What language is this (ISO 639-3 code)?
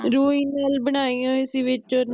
pan